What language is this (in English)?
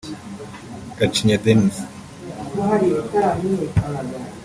Kinyarwanda